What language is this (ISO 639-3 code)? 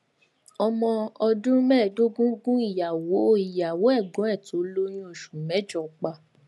yor